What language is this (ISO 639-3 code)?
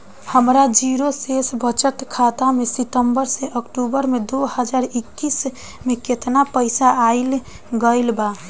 bho